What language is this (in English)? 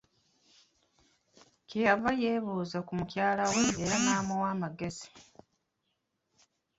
Ganda